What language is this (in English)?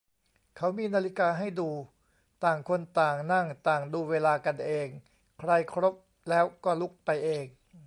Thai